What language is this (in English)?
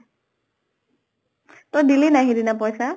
Assamese